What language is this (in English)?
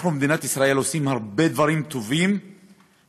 Hebrew